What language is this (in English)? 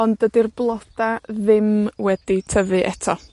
Welsh